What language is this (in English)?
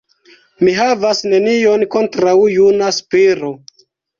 Esperanto